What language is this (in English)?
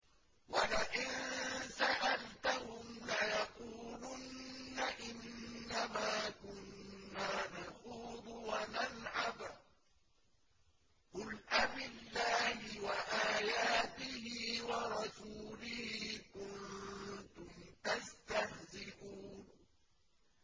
Arabic